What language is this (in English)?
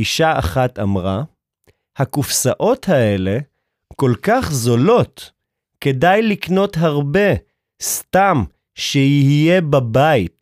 Hebrew